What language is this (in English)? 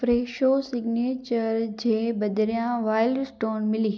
Sindhi